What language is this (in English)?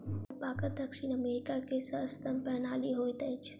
Maithili